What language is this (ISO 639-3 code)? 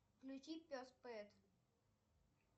rus